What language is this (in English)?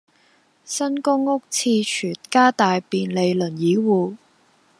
Cantonese